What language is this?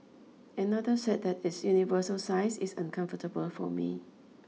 English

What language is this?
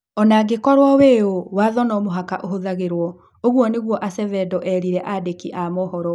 Kikuyu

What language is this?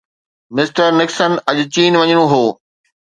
Sindhi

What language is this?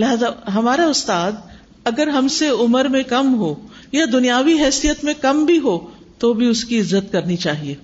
Urdu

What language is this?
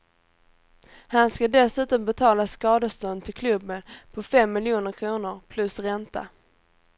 Swedish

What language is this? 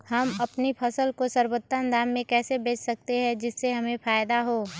Magahi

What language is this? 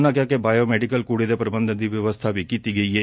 Punjabi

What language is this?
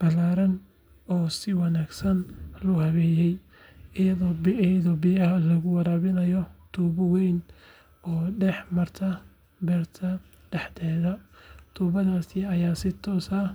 Somali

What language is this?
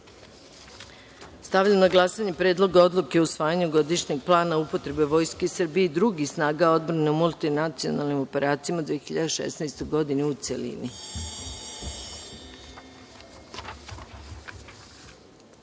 Serbian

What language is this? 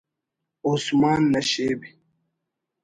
Brahui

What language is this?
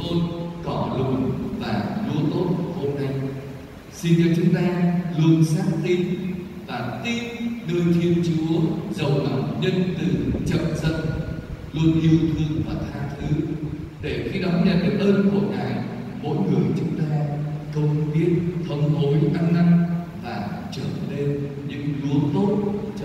Vietnamese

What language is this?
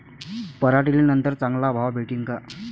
Marathi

